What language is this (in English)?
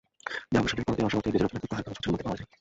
Bangla